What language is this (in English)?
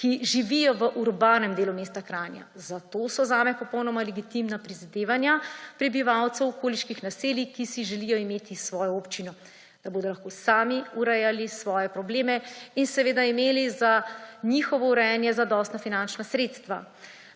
Slovenian